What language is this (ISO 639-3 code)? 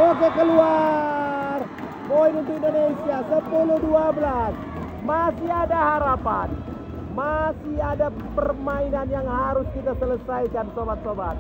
ind